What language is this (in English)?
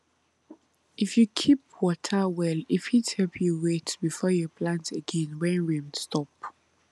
Nigerian Pidgin